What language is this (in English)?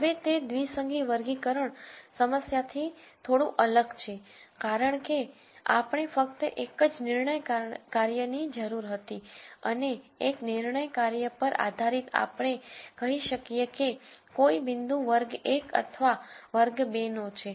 Gujarati